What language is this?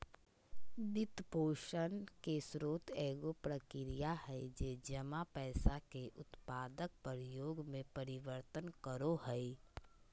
Magahi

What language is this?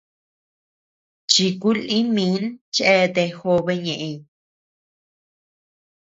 Tepeuxila Cuicatec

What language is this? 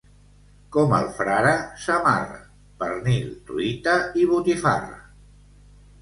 Catalan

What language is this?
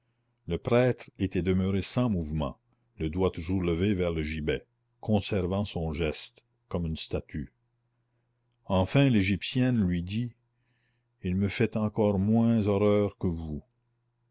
French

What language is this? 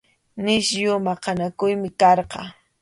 Arequipa-La Unión Quechua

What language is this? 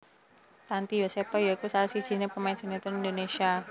Javanese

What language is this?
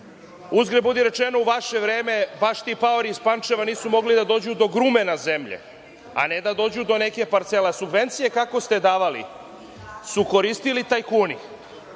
Serbian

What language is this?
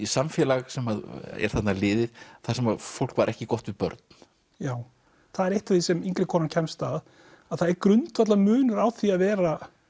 Icelandic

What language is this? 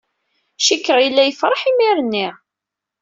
Kabyle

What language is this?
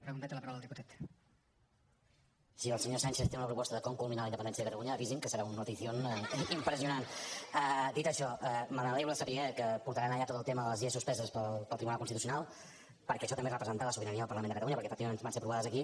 Catalan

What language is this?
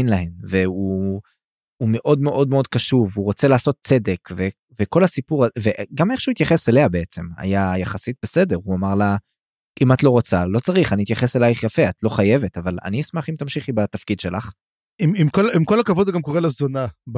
Hebrew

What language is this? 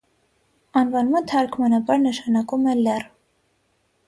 Armenian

